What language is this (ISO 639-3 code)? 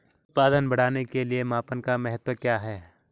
hin